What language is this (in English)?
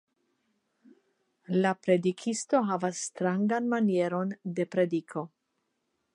Esperanto